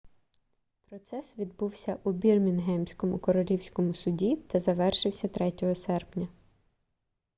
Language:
Ukrainian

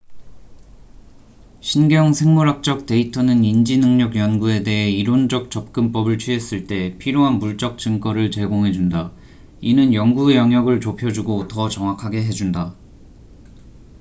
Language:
Korean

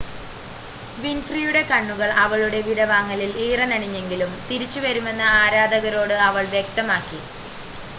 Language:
Malayalam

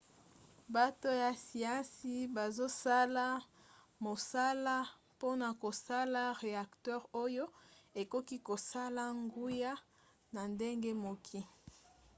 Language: Lingala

